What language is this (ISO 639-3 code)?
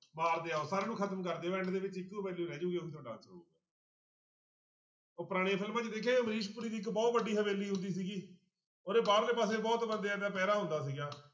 pan